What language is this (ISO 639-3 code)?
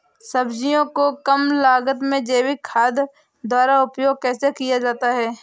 hin